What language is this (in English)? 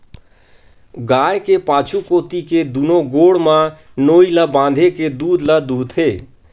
Chhattisgarhi